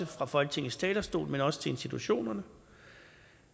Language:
Danish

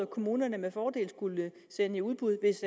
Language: Danish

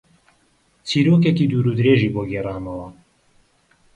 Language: Central Kurdish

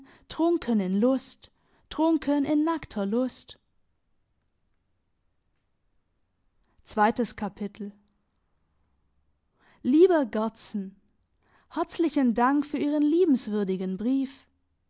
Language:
German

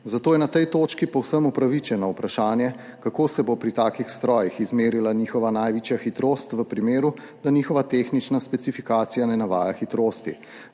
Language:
Slovenian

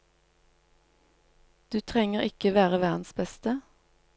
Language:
Norwegian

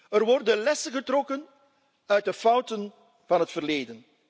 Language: Dutch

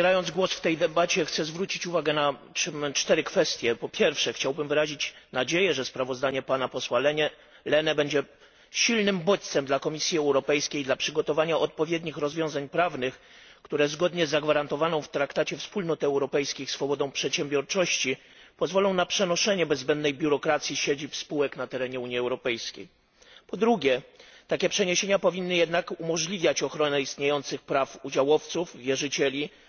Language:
Polish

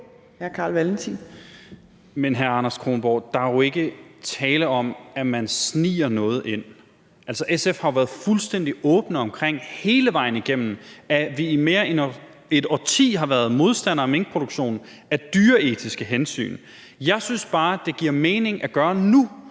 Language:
Danish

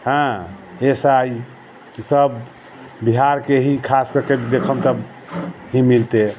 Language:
Maithili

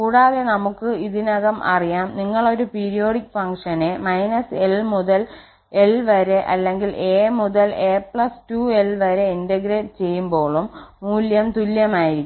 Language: Malayalam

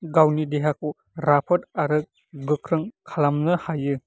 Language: Bodo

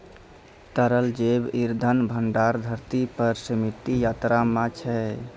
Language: Maithili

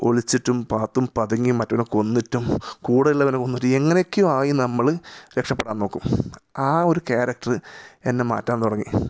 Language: Malayalam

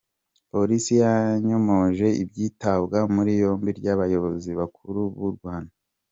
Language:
Kinyarwanda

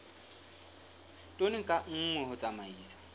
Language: Southern Sotho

